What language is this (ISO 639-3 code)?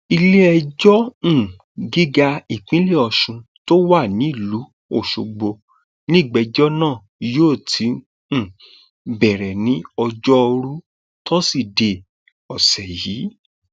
yor